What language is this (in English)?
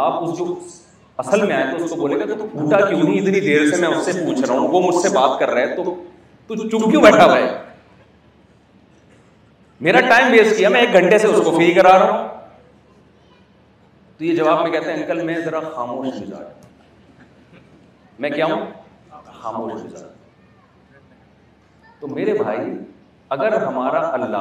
Urdu